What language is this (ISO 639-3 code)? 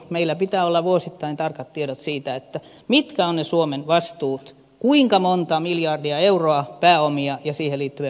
fin